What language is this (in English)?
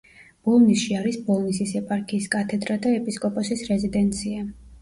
Georgian